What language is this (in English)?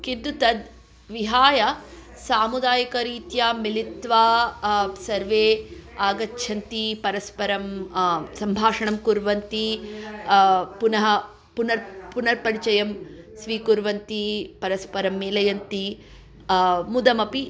Sanskrit